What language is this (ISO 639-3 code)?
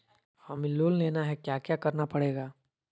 mag